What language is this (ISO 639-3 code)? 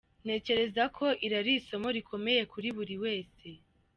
kin